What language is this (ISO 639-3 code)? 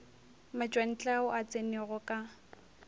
nso